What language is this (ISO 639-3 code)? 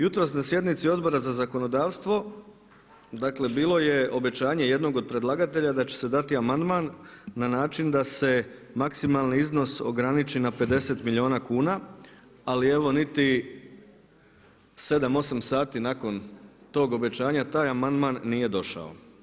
hrv